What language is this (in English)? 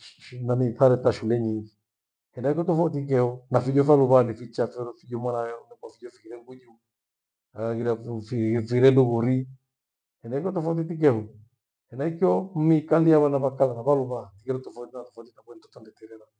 Gweno